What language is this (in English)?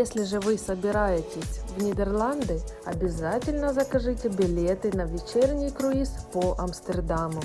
Russian